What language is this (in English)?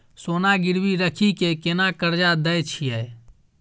Maithili